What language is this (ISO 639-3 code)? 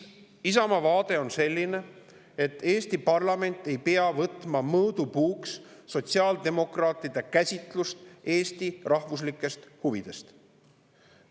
est